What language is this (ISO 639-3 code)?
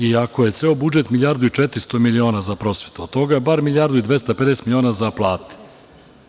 srp